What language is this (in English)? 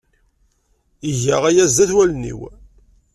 Kabyle